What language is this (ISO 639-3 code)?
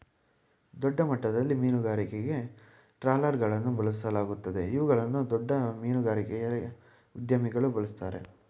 kan